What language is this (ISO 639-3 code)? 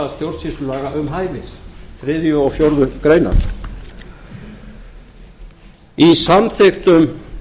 isl